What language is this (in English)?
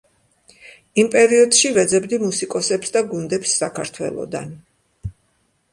Georgian